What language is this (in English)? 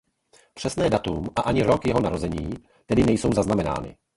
Czech